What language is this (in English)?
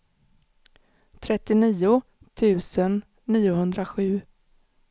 Swedish